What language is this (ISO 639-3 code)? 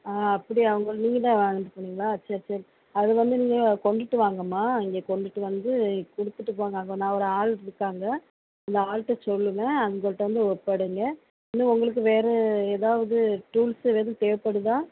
tam